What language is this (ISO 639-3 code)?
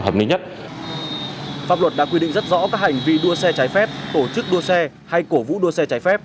vie